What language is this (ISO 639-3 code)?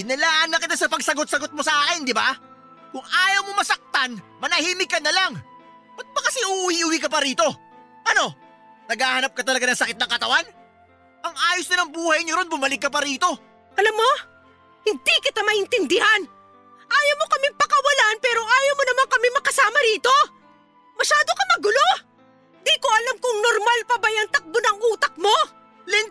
fil